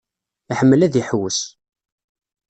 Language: Kabyle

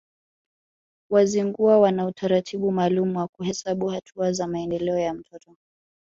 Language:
Swahili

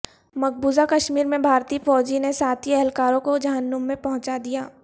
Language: Urdu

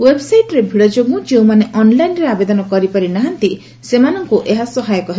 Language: Odia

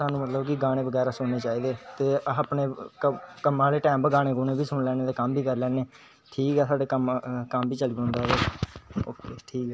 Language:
Dogri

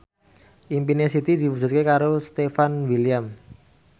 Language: Javanese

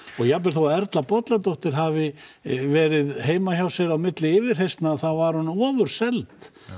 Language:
Icelandic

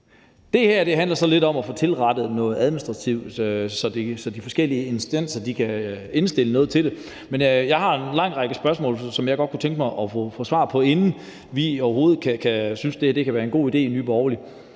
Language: Danish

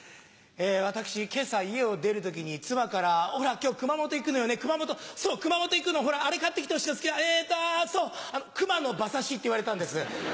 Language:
Japanese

